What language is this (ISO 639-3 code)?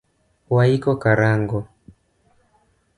luo